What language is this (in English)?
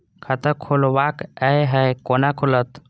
Maithili